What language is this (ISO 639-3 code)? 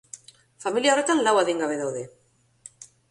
eus